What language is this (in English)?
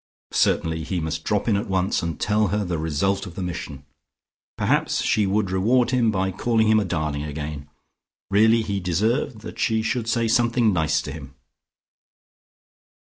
English